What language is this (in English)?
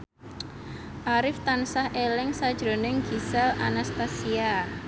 Javanese